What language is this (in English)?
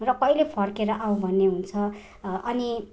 Nepali